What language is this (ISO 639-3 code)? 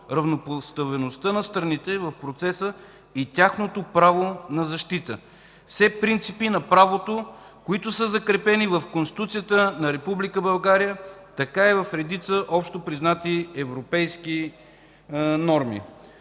bul